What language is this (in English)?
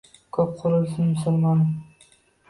Uzbek